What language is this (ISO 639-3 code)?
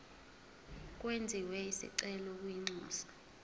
zul